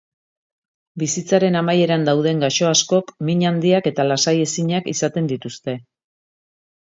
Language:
Basque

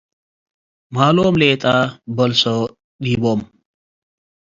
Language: Tigre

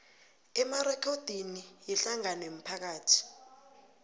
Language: South Ndebele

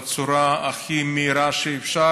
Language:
Hebrew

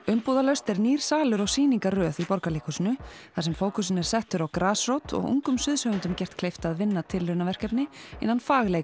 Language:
Icelandic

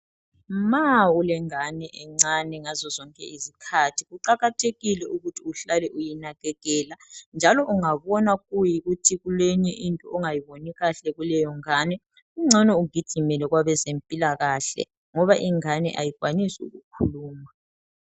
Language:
North Ndebele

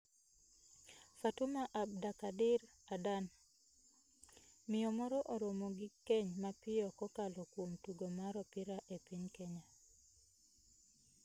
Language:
Luo (Kenya and Tanzania)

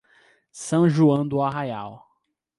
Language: Portuguese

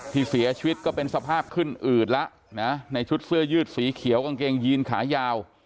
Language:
Thai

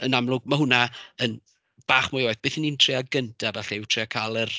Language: Welsh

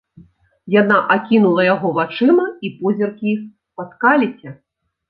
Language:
Belarusian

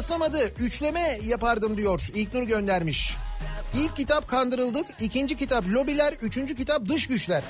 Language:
Turkish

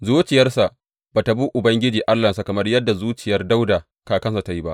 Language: Hausa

